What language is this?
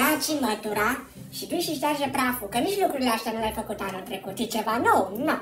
Romanian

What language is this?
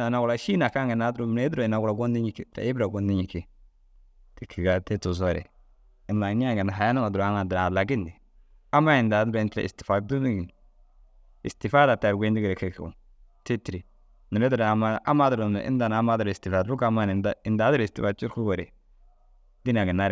Dazaga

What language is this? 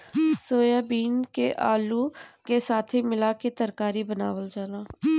Bhojpuri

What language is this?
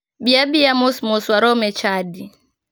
Luo (Kenya and Tanzania)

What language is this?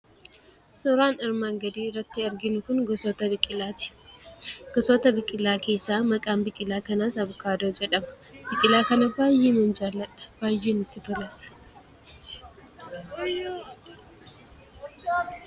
Oromo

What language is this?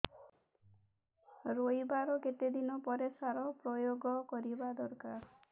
Odia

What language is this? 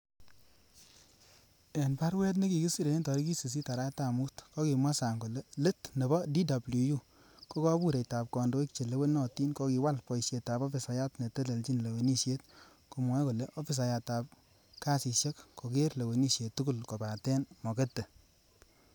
Kalenjin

